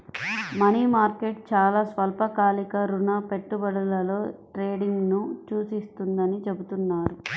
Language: Telugu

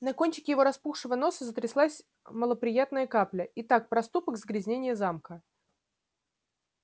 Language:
Russian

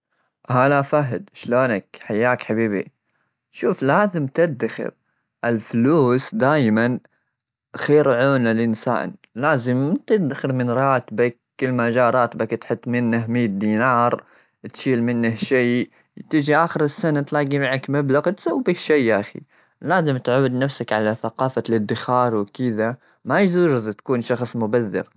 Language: Gulf Arabic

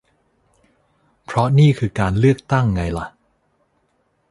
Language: Thai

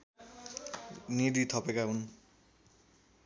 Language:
Nepali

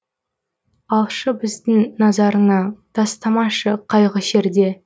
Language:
Kazakh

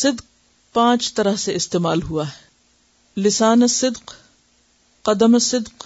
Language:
Urdu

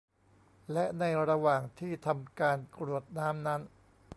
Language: Thai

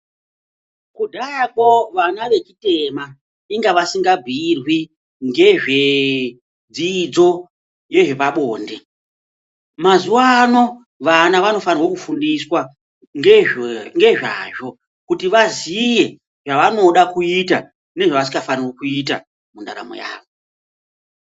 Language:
Ndau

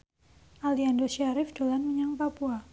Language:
Javanese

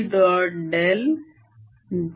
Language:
Marathi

